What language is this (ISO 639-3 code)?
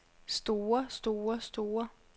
dan